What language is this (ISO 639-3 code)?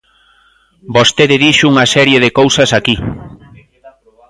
glg